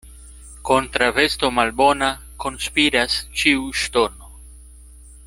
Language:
Esperanto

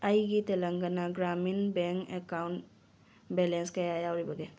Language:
Manipuri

